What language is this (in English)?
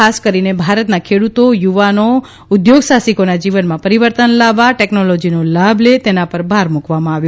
Gujarati